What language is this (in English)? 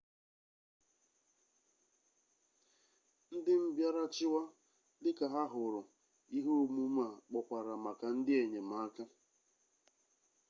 Igbo